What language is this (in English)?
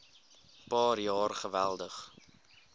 Afrikaans